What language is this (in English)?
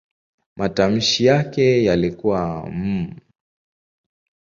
Swahili